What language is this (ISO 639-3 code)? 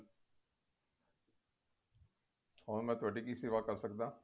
pan